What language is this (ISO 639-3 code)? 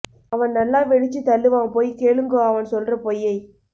tam